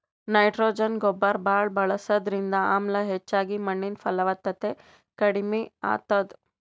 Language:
Kannada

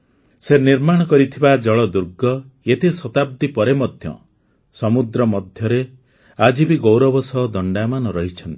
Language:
Odia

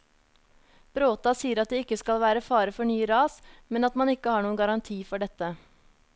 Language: Norwegian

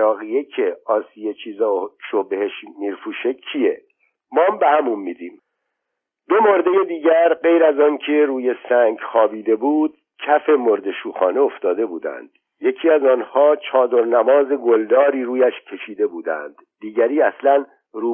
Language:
Persian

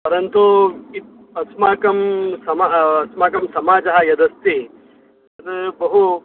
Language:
Sanskrit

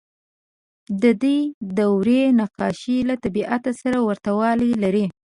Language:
Pashto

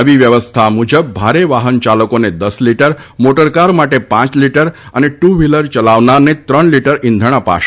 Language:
Gujarati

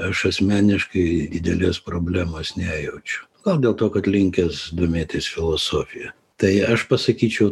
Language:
Lithuanian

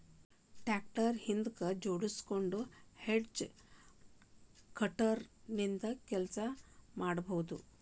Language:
Kannada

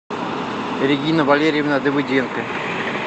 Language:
Russian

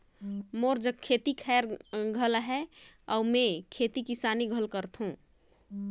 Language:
Chhattisgarhi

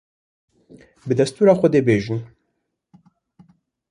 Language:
Kurdish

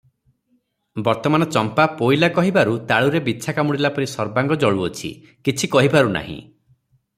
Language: Odia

